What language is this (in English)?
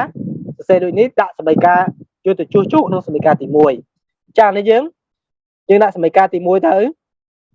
Vietnamese